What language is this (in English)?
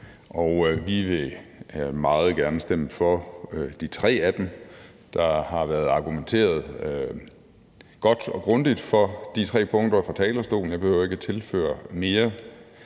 Danish